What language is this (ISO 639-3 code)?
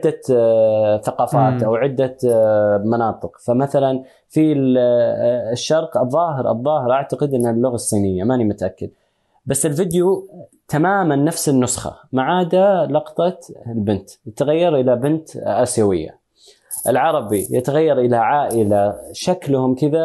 ara